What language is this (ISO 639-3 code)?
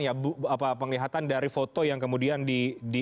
ind